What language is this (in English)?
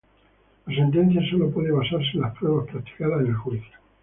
Spanish